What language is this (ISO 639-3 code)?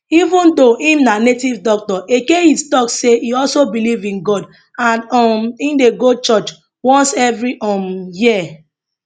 pcm